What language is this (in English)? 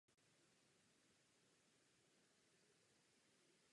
Czech